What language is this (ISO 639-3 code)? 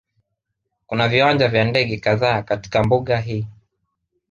swa